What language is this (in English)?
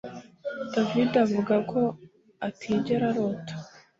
Kinyarwanda